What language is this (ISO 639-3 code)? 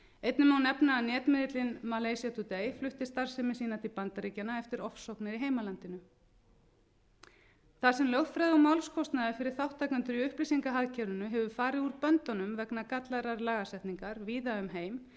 isl